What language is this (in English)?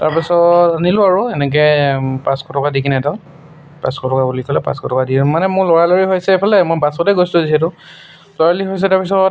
Assamese